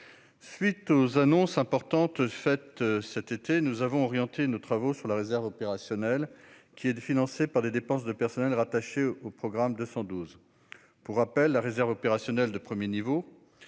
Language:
French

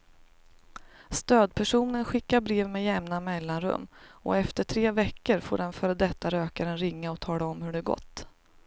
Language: Swedish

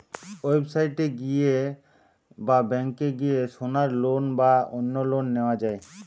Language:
Bangla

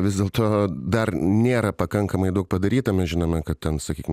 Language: Lithuanian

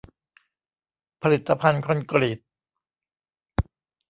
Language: Thai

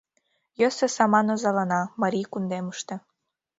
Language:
Mari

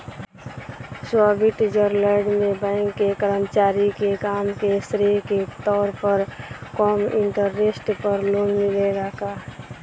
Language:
Bhojpuri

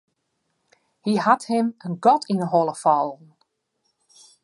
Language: Western Frisian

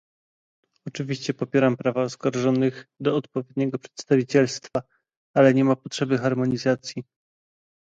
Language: Polish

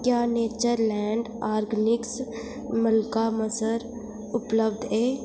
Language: Dogri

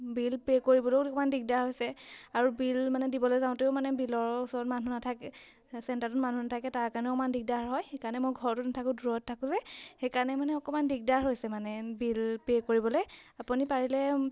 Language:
Assamese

